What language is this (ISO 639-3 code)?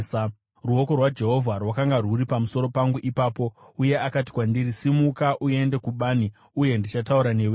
sna